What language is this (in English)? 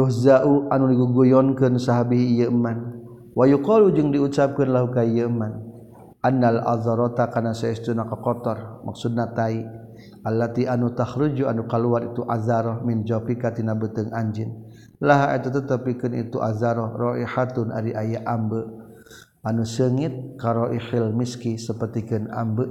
Malay